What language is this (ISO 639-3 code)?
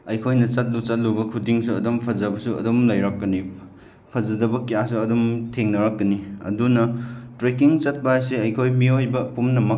mni